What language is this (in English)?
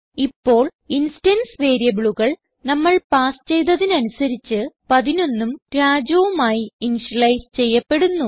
Malayalam